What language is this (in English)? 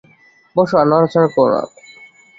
Bangla